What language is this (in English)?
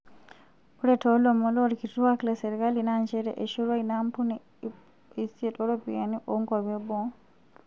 Masai